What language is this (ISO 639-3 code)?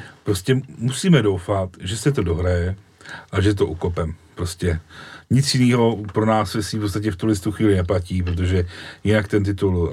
ces